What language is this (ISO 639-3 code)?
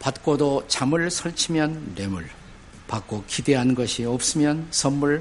kor